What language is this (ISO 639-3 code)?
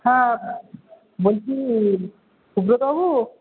ben